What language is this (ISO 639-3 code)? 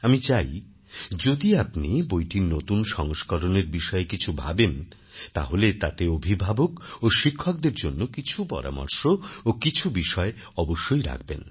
ben